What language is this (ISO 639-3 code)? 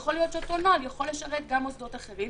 heb